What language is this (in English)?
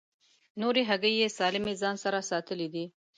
Pashto